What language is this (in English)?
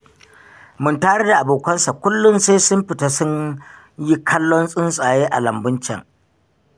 Hausa